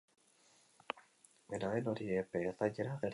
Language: Basque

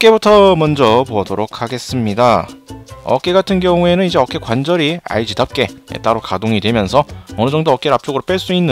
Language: Korean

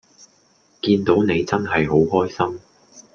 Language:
Cantonese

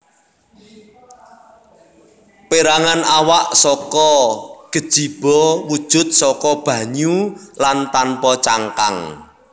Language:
Javanese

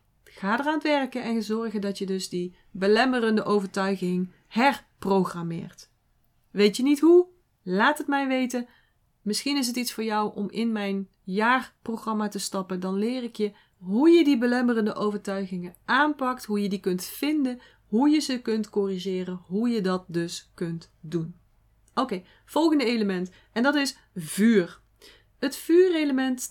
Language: Dutch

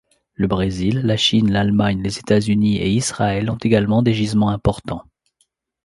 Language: French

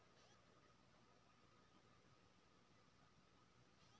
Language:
Maithili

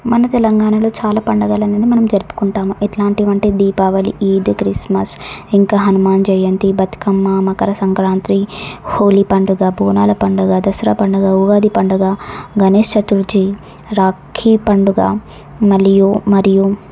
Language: Telugu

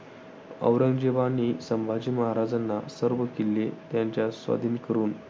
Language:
Marathi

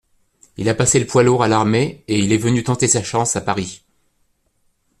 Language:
French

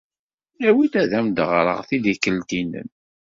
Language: Kabyle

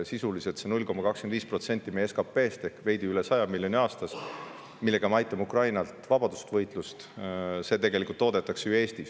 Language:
Estonian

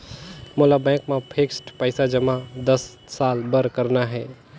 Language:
Chhattisgarhi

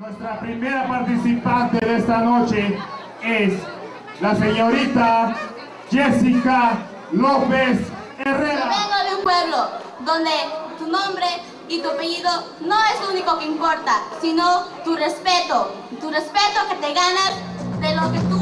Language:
Spanish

